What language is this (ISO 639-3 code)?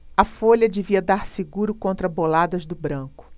por